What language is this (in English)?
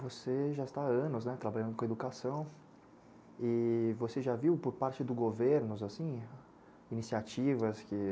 Portuguese